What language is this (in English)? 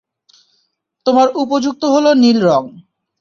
Bangla